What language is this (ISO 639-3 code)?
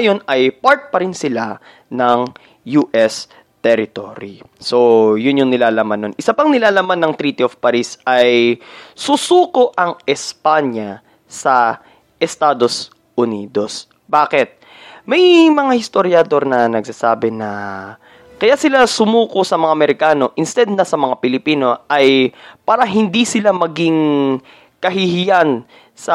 fil